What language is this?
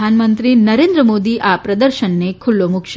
Gujarati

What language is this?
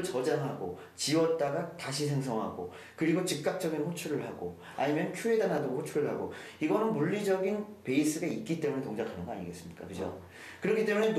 Korean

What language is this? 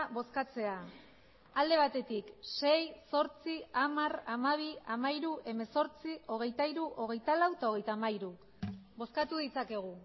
Basque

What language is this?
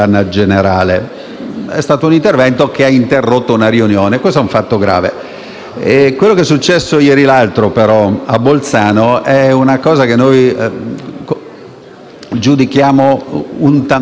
Italian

